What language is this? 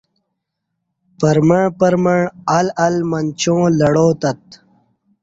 Kati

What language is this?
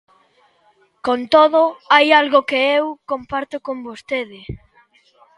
Galician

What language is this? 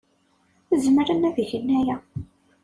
Kabyle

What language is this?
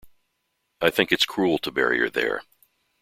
English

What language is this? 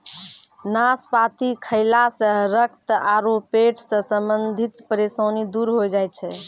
Maithili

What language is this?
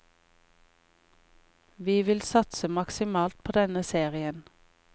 Norwegian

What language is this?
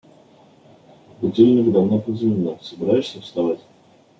Russian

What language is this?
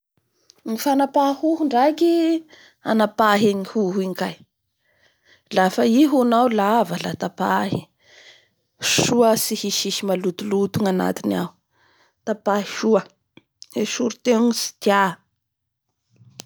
Bara Malagasy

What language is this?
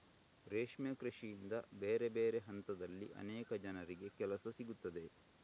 Kannada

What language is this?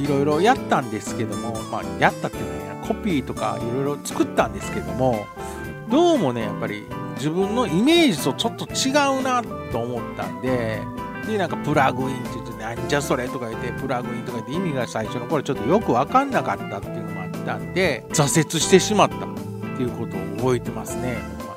Japanese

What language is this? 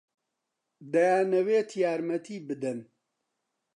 Central Kurdish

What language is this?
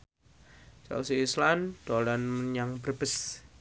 Javanese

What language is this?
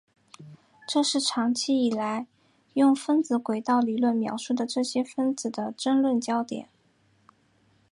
Chinese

